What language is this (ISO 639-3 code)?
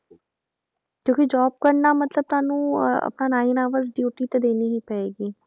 pan